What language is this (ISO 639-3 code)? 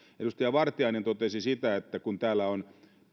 fin